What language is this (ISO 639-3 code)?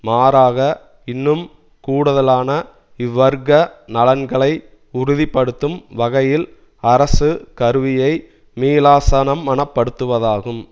tam